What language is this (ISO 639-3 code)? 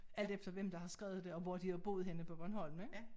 dan